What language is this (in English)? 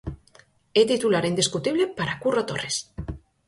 Galician